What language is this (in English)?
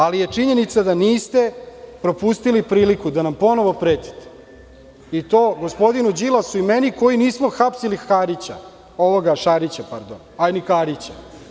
Serbian